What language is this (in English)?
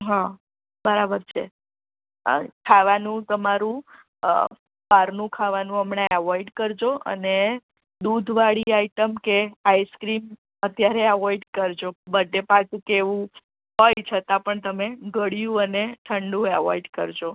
Gujarati